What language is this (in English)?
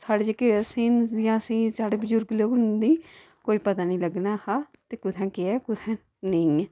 Dogri